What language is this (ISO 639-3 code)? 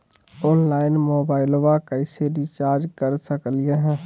mag